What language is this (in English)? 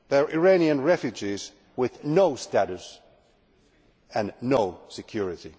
English